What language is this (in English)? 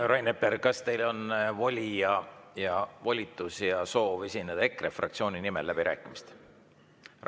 Estonian